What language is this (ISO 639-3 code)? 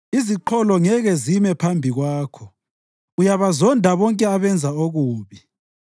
nde